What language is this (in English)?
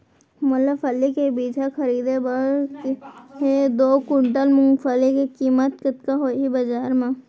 Chhattisgarhi